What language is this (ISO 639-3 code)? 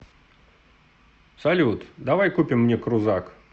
rus